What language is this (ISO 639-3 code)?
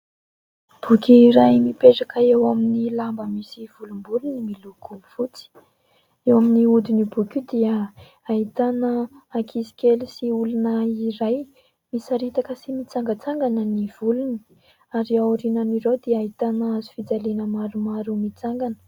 mlg